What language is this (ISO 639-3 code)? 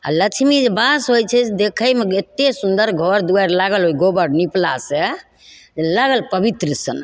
mai